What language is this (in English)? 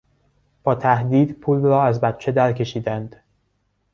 Persian